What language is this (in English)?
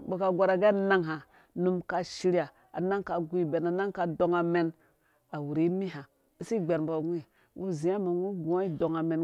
Dũya